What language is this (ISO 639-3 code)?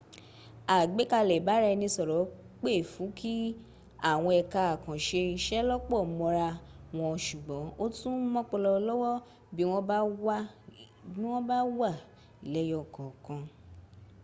yor